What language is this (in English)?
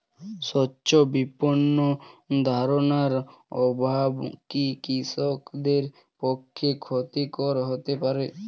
Bangla